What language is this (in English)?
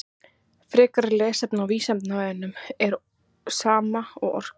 Icelandic